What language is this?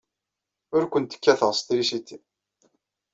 Kabyle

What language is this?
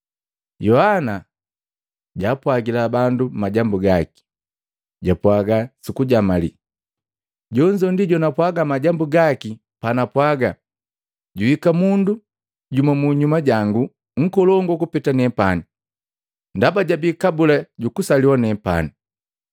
Matengo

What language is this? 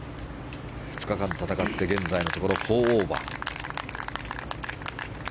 Japanese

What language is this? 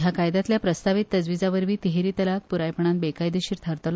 Konkani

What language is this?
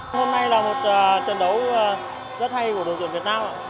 Vietnamese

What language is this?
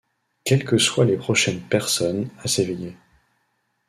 French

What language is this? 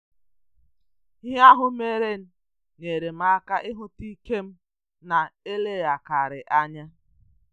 Igbo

